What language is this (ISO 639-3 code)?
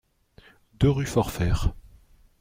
fra